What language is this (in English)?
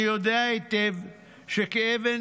Hebrew